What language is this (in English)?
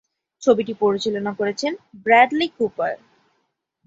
Bangla